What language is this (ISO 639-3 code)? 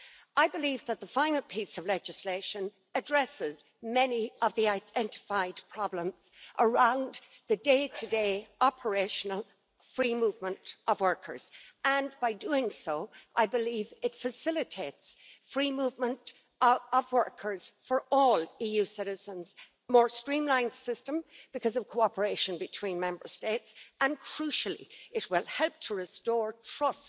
eng